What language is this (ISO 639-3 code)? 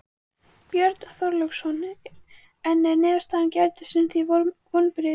isl